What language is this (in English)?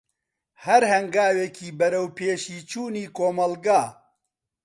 Central Kurdish